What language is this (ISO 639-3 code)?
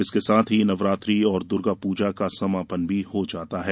hin